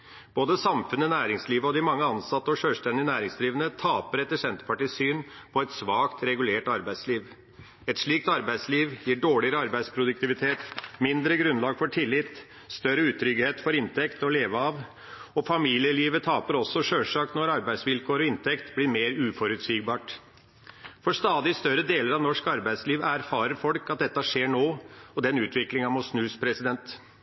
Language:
Norwegian Bokmål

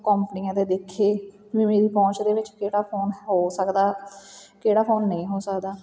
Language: Punjabi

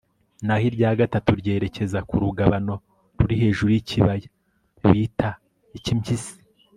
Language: Kinyarwanda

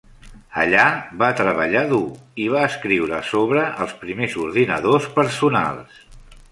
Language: Catalan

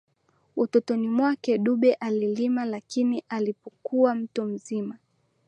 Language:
Swahili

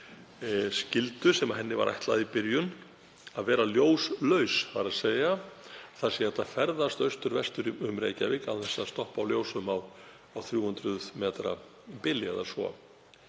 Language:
Icelandic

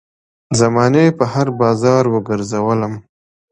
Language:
Pashto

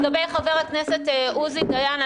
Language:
Hebrew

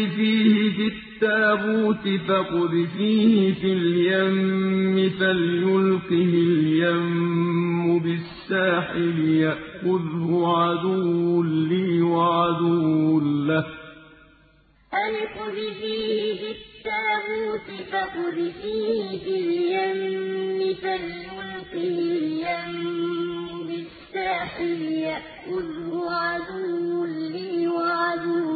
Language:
Arabic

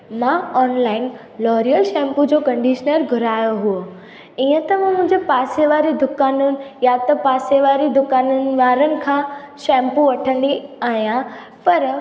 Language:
Sindhi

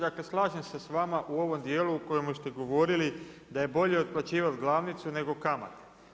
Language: Croatian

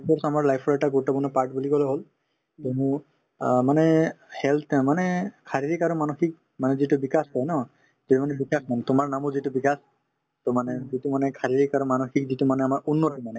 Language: Assamese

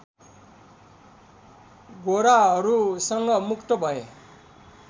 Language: Nepali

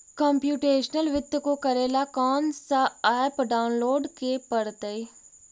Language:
Magahi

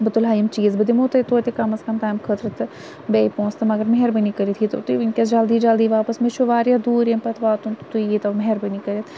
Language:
Kashmiri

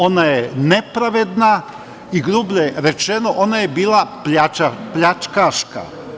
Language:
Serbian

